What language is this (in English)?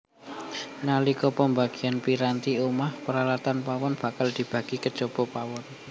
Javanese